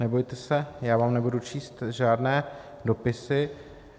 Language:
Czech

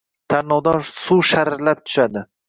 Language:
Uzbek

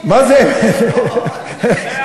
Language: Hebrew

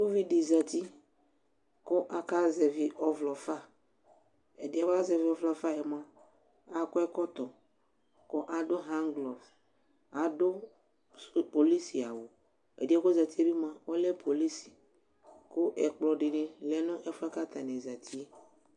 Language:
Ikposo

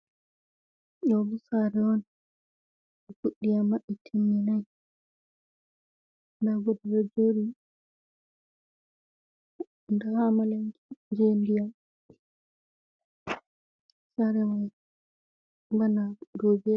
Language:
Fula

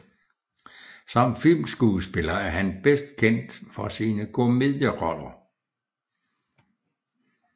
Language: Danish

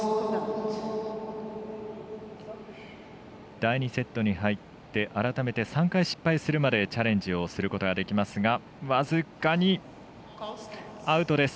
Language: Japanese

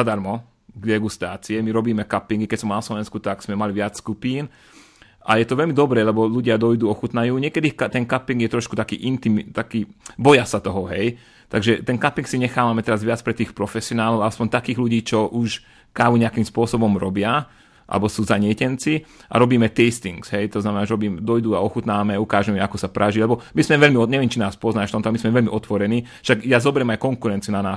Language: Slovak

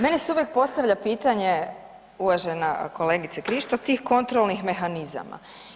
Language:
Croatian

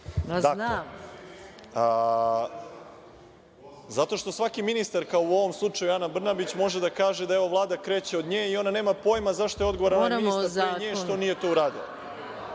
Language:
Serbian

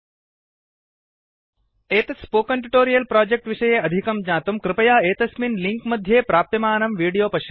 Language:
Sanskrit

